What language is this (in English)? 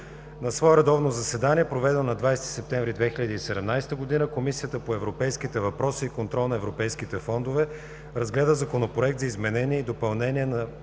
Bulgarian